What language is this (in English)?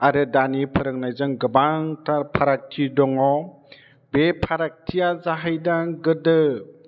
Bodo